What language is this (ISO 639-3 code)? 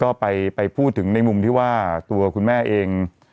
tha